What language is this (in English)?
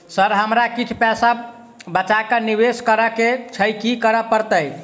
Maithili